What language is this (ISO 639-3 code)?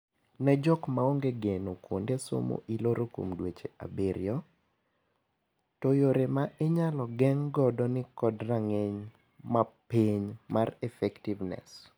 luo